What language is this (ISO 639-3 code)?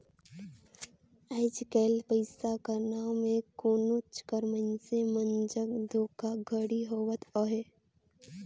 hne